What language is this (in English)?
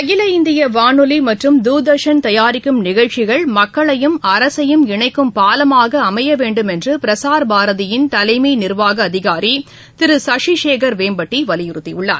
Tamil